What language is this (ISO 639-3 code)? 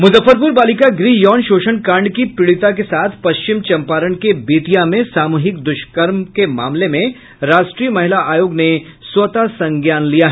hin